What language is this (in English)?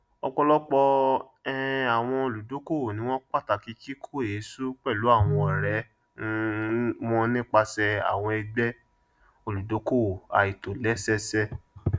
Yoruba